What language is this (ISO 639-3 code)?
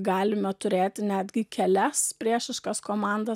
lit